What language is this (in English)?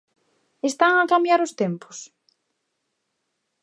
Galician